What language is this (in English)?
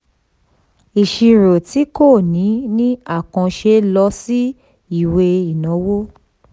Yoruba